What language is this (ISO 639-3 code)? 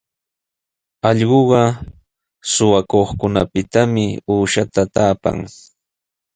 qws